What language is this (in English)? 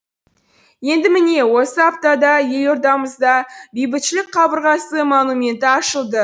Kazakh